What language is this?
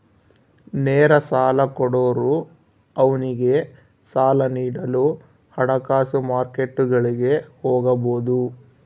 Kannada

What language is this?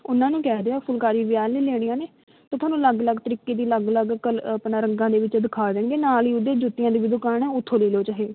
Punjabi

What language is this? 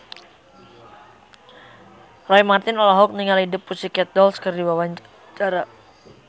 Sundanese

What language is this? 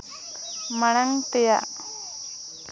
Santali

